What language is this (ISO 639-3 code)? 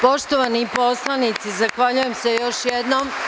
srp